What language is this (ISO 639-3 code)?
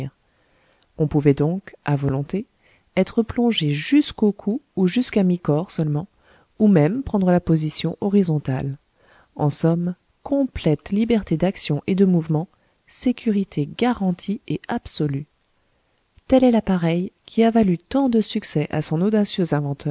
fra